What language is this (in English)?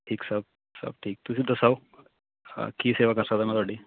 Punjabi